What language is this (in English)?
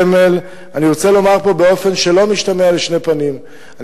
Hebrew